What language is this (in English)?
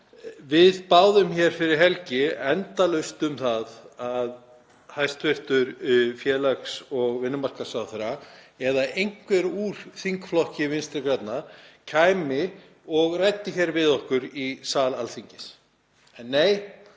Icelandic